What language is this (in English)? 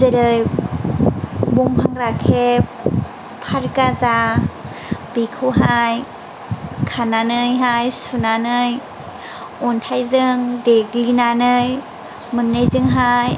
Bodo